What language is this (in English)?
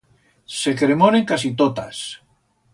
Aragonese